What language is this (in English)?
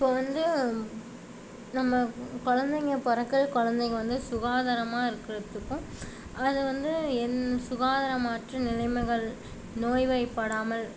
Tamil